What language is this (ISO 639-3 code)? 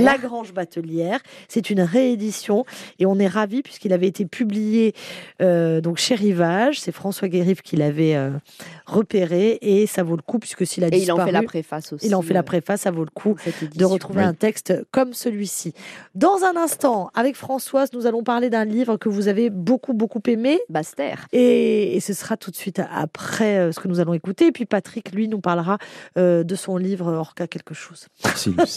fra